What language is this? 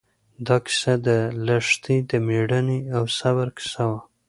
Pashto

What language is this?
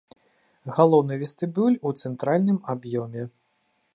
Belarusian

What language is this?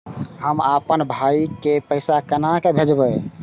Maithili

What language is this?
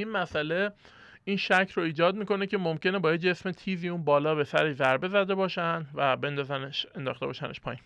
Persian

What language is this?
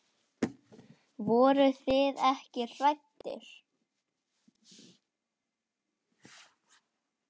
Icelandic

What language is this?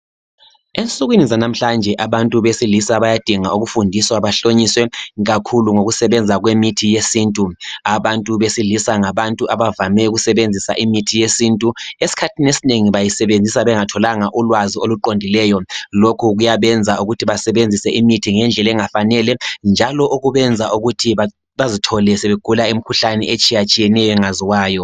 North Ndebele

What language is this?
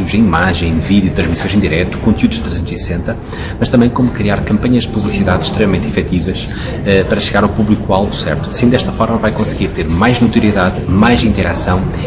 Portuguese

